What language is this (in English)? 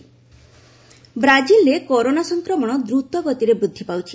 Odia